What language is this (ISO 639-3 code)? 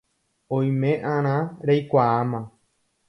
grn